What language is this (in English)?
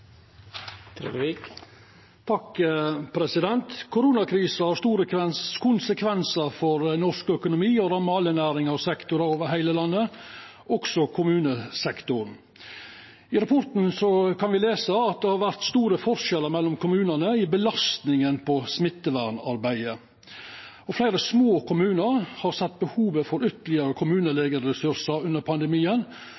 Norwegian Nynorsk